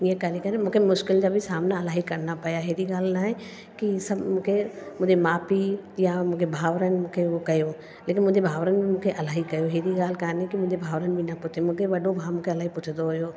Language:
Sindhi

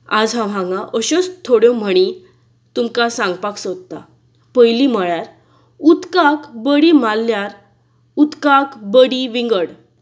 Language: Konkani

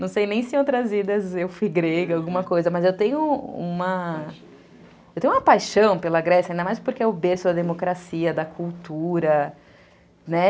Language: Portuguese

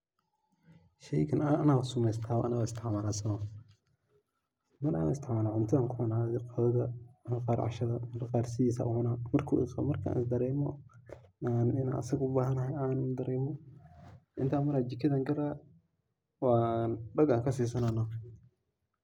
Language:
Somali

